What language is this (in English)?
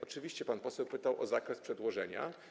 Polish